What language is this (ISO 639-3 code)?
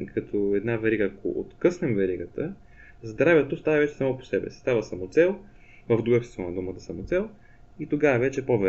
bul